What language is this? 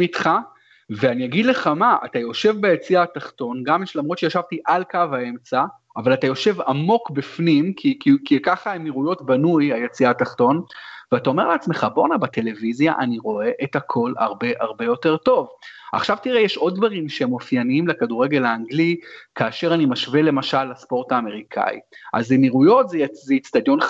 Hebrew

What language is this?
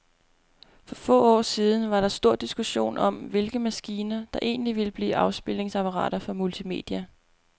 Danish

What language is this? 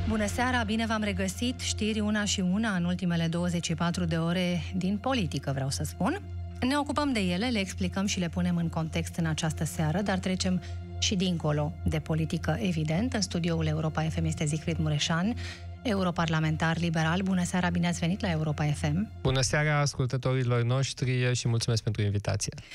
Romanian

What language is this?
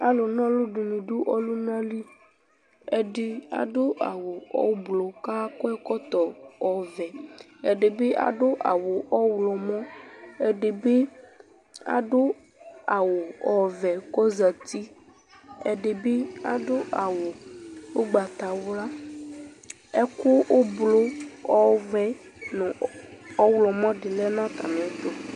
Ikposo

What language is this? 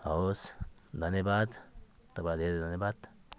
Nepali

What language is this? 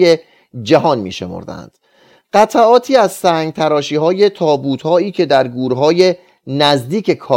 Persian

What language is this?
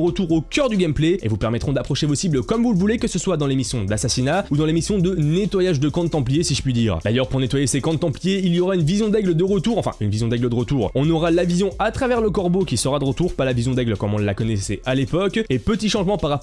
French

